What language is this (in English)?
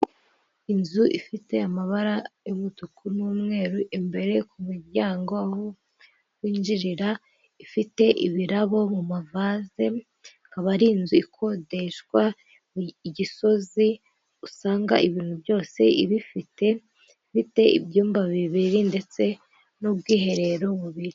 Kinyarwanda